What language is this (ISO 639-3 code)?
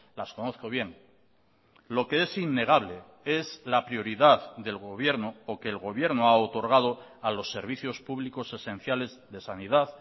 spa